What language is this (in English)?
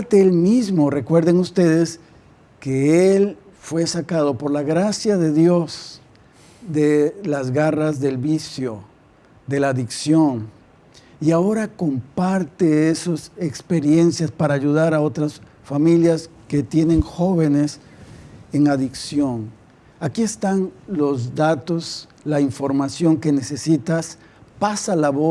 Spanish